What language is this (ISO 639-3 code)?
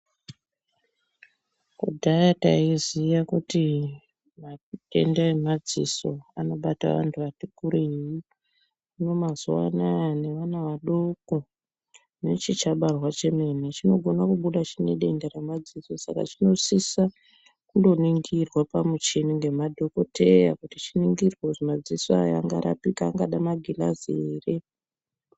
ndc